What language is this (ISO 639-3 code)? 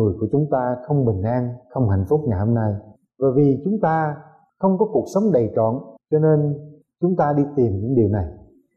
vie